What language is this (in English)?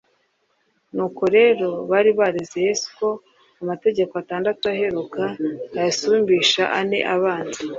Kinyarwanda